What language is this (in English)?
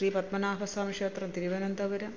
Malayalam